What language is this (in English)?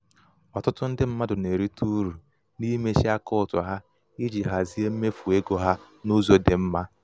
Igbo